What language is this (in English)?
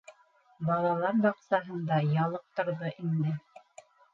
Bashkir